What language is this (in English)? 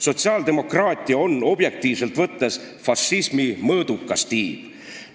Estonian